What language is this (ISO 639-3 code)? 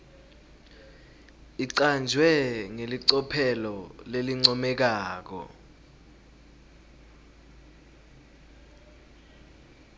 ssw